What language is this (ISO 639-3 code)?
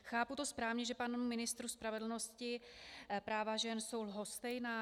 ces